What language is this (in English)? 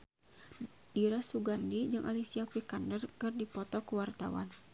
Sundanese